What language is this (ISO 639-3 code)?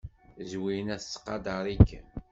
kab